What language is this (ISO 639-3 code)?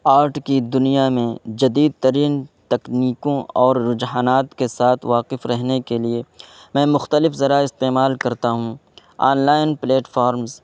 urd